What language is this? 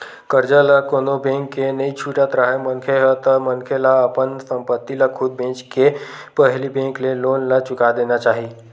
Chhattisgarhi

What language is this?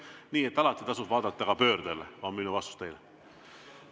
Estonian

